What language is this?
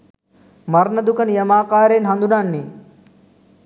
Sinhala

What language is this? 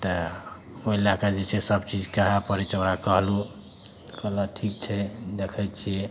Maithili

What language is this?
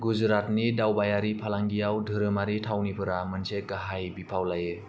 Bodo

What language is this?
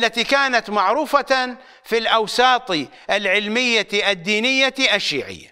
Arabic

